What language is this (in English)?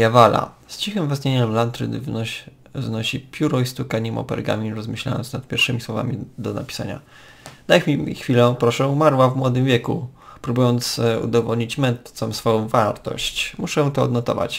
Polish